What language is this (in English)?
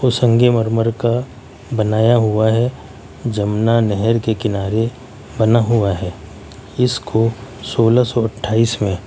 Urdu